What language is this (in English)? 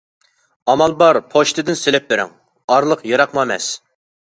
Uyghur